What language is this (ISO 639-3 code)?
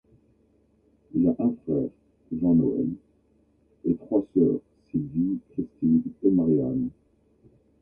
fra